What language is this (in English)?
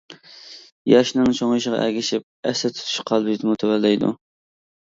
Uyghur